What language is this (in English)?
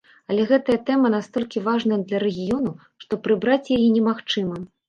Belarusian